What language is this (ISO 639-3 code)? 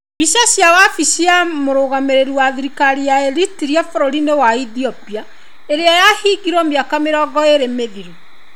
kik